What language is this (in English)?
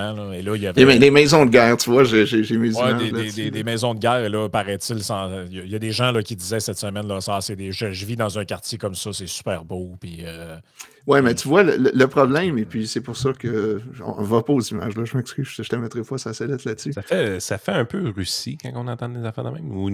French